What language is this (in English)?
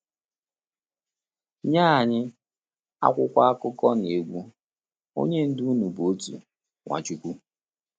Igbo